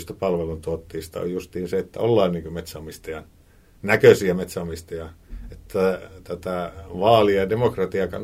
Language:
Finnish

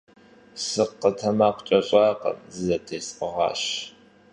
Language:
Kabardian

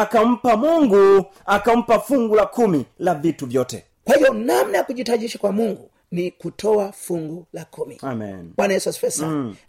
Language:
Swahili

